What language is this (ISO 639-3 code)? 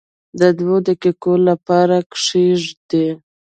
pus